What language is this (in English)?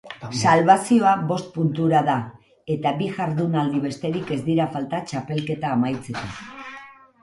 Basque